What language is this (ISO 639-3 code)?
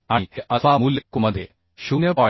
mar